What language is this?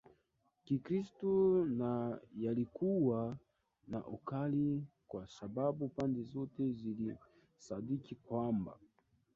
Swahili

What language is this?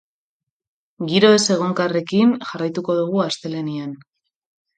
Basque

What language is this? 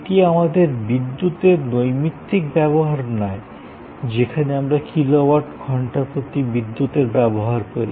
Bangla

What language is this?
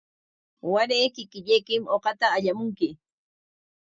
Corongo Ancash Quechua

